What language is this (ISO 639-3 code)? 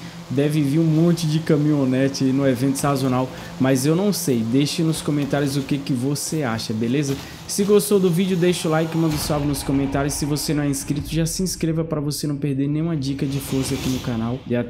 por